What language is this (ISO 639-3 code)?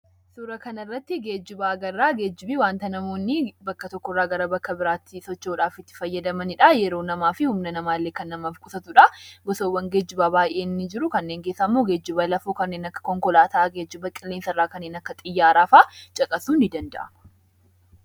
orm